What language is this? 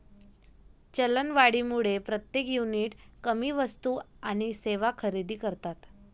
Marathi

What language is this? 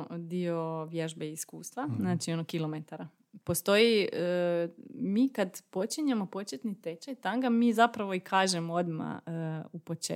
Croatian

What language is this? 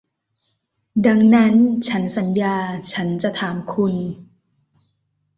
Thai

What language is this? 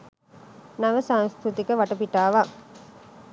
Sinhala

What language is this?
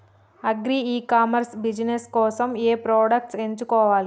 Telugu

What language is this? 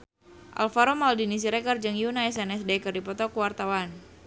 Sundanese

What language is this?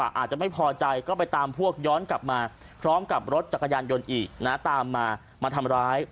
Thai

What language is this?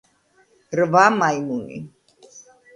Georgian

